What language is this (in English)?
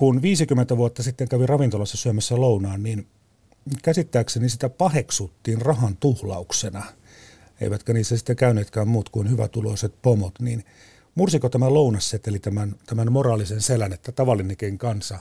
Finnish